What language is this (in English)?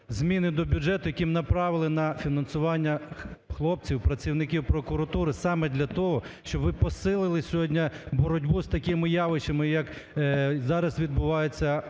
Ukrainian